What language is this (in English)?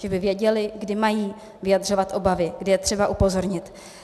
Czech